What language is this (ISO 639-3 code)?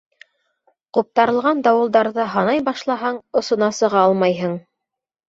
bak